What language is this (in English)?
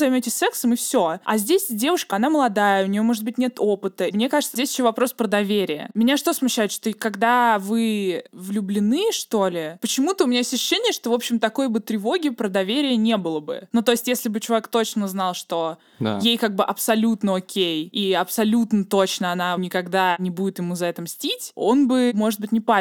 Russian